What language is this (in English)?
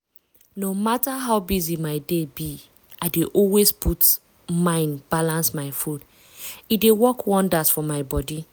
Nigerian Pidgin